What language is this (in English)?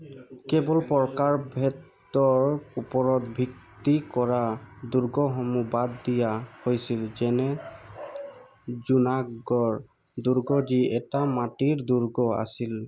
Assamese